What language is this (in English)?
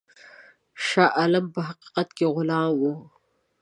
Pashto